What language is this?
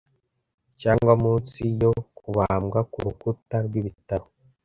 Kinyarwanda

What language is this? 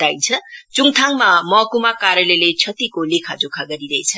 Nepali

